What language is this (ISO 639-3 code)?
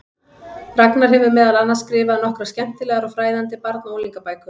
isl